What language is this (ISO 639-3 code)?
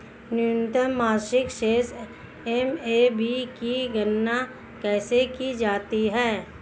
hin